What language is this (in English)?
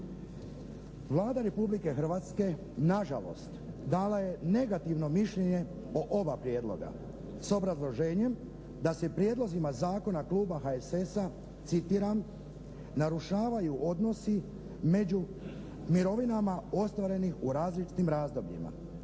Croatian